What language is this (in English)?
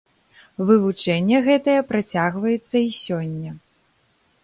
Belarusian